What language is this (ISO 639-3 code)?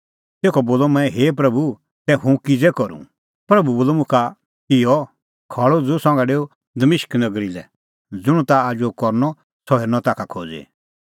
kfx